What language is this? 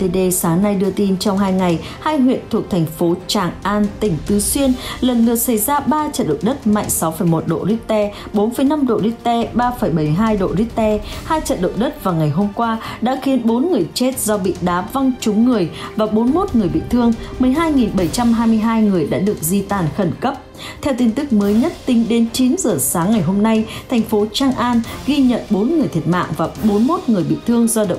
Vietnamese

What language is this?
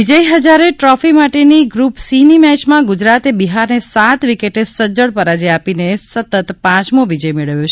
Gujarati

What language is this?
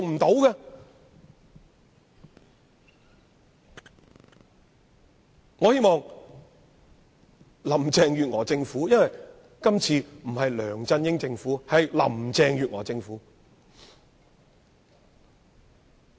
Cantonese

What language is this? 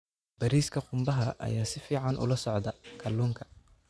Somali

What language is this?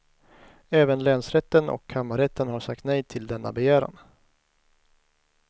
Swedish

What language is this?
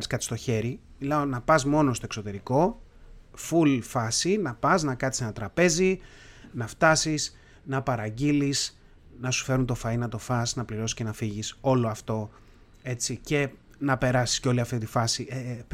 Greek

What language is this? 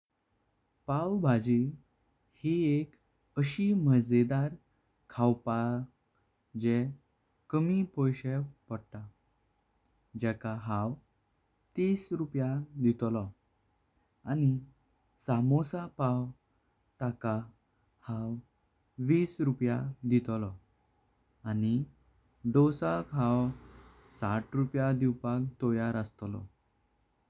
Konkani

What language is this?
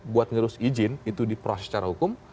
Indonesian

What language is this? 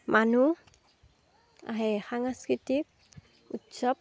Assamese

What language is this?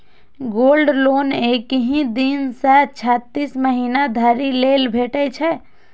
Maithili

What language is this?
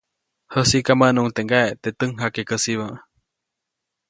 Copainalá Zoque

